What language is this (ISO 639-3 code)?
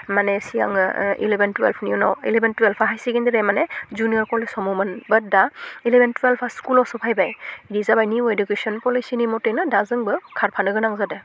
brx